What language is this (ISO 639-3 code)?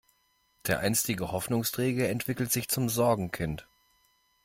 deu